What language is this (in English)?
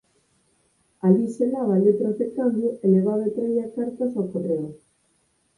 Galician